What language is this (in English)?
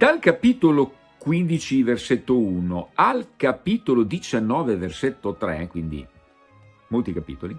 Italian